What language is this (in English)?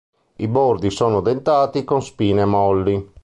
Italian